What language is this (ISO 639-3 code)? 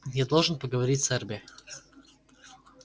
rus